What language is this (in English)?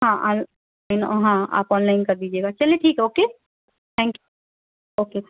Urdu